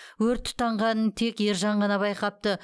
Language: Kazakh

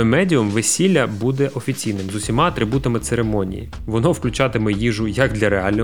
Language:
Ukrainian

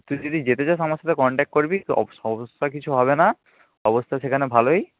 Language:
Bangla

